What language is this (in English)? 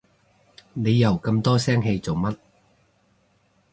Cantonese